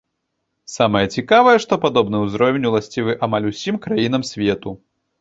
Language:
Belarusian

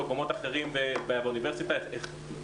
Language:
Hebrew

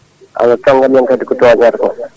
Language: Fula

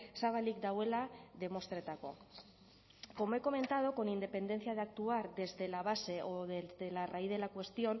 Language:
Spanish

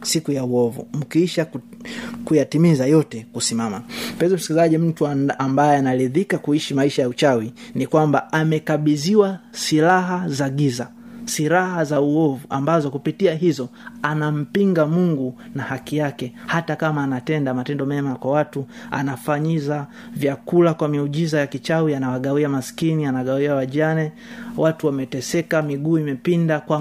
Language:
Swahili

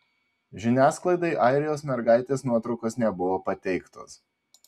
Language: Lithuanian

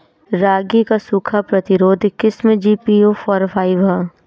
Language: Bhojpuri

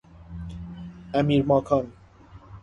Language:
Persian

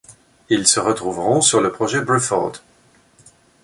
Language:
French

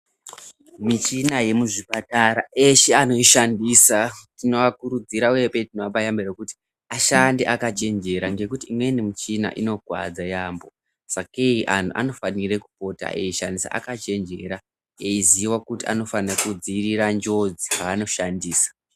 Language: Ndau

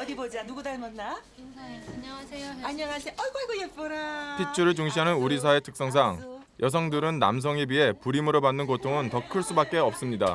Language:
Korean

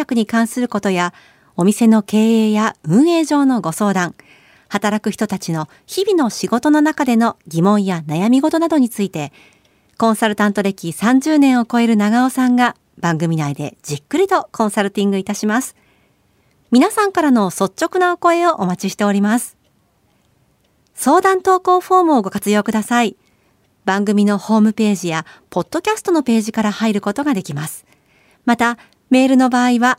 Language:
Japanese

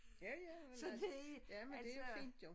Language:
Danish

